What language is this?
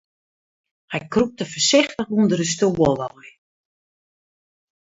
Western Frisian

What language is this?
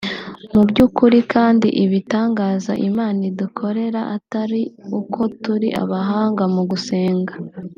Kinyarwanda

